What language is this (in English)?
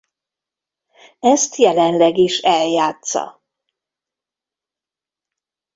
Hungarian